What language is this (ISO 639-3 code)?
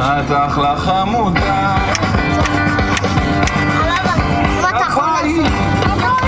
ukr